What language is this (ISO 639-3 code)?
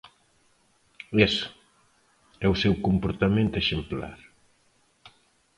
glg